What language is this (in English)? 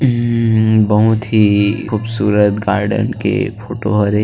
Chhattisgarhi